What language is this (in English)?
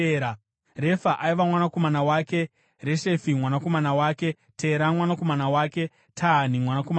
Shona